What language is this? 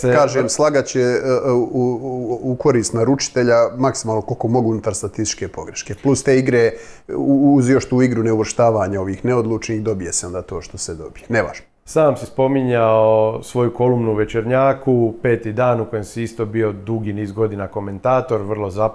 Croatian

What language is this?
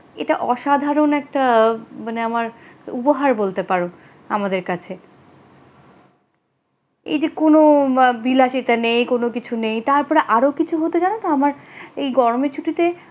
Bangla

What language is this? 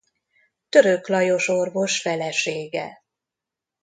Hungarian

